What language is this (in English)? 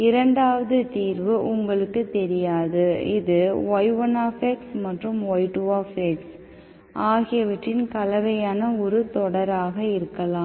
Tamil